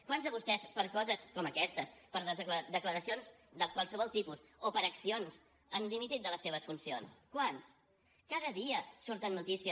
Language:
Catalan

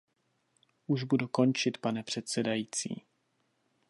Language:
Czech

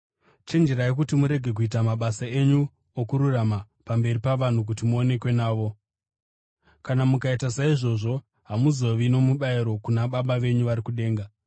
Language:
Shona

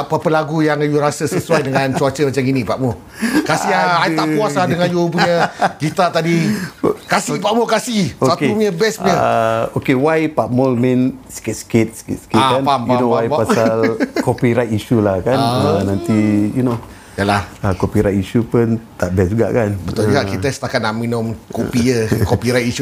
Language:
Malay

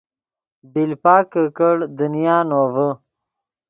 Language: Yidgha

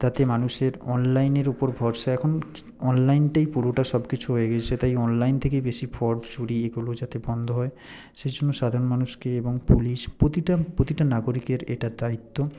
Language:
Bangla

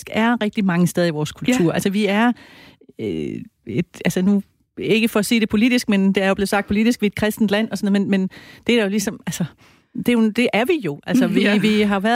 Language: Danish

